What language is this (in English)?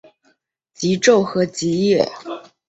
Chinese